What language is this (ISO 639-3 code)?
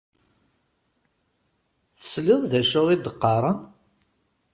kab